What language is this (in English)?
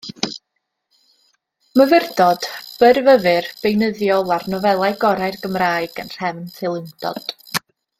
Welsh